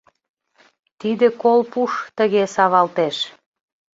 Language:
Mari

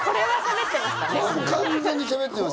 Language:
Japanese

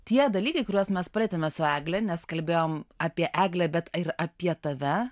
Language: Lithuanian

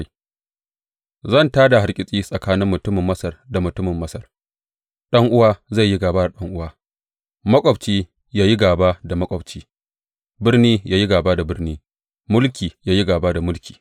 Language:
Hausa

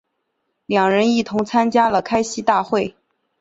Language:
Chinese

